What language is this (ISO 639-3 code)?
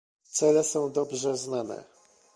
pol